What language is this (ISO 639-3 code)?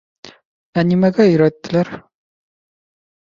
bak